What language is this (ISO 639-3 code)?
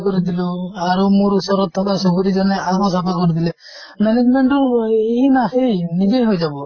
asm